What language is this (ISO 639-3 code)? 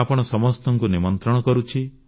ori